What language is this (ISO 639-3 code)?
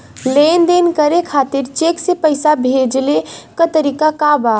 bho